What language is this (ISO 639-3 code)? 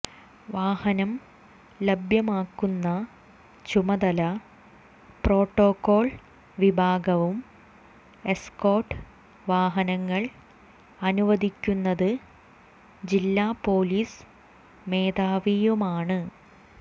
mal